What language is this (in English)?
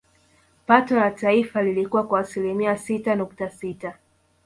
Swahili